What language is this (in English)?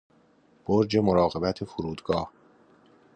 Persian